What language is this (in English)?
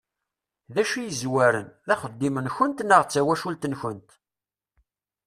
Kabyle